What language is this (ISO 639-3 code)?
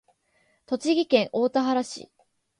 jpn